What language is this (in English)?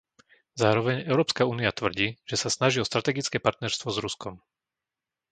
Slovak